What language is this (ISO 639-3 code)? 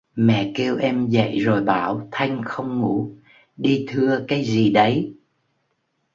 vie